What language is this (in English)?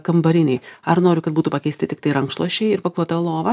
Lithuanian